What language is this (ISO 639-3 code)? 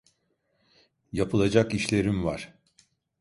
tur